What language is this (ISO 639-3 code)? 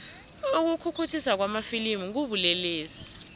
nbl